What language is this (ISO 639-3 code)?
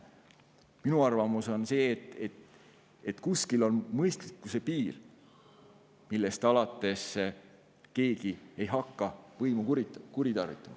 est